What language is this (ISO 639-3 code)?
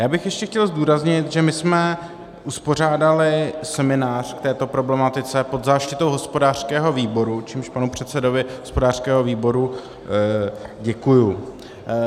ces